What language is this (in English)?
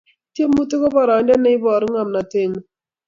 Kalenjin